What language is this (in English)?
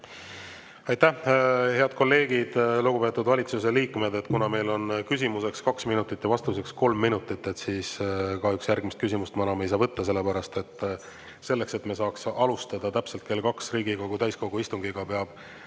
Estonian